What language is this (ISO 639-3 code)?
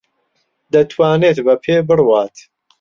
ckb